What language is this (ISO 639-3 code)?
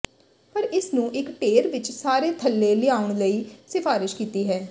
pan